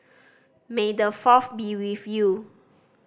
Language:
English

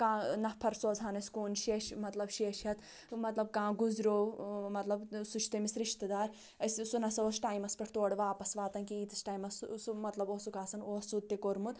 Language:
Kashmiri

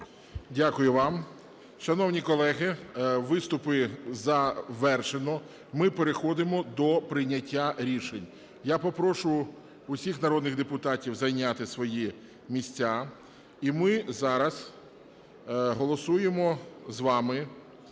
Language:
Ukrainian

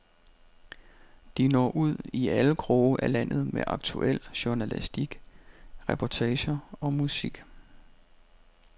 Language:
Danish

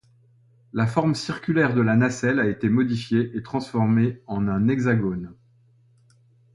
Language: French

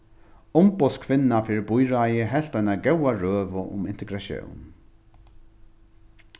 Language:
Faroese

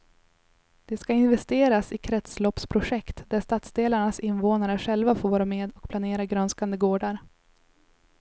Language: Swedish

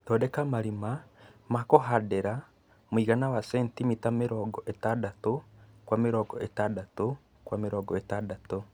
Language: Kikuyu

